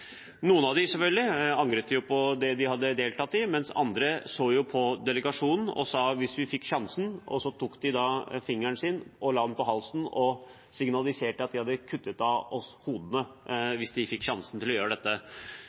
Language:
Norwegian Bokmål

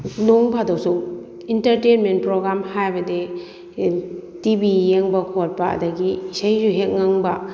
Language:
Manipuri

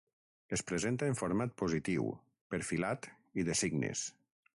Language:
Catalan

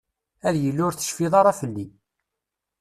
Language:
Kabyle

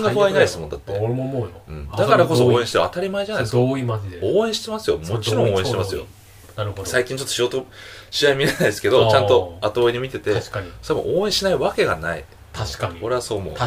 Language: Japanese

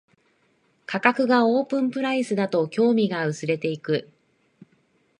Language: Japanese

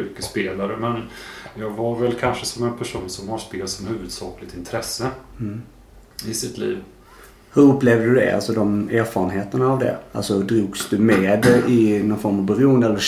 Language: Swedish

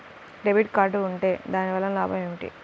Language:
Telugu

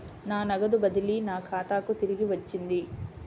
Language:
Telugu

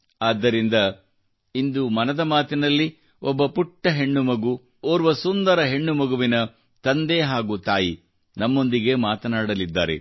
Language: Kannada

